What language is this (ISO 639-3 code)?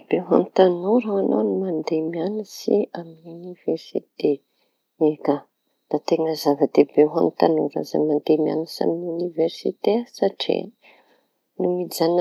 txy